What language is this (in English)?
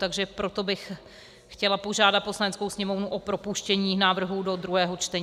Czech